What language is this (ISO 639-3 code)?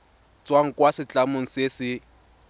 tsn